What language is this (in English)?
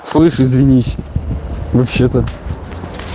Russian